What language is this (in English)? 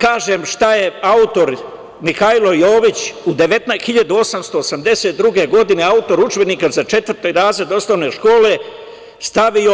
Serbian